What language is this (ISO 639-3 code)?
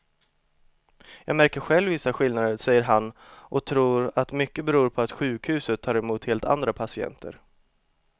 swe